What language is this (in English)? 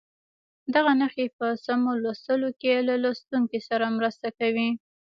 Pashto